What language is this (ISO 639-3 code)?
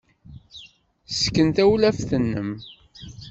kab